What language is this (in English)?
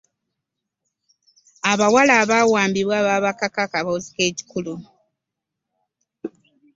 Ganda